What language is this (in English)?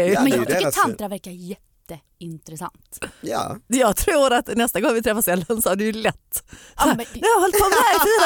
Swedish